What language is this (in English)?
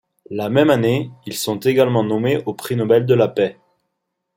French